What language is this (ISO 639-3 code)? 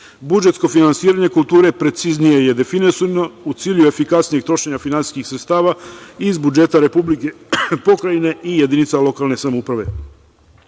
srp